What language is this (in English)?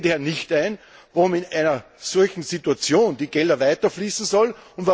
German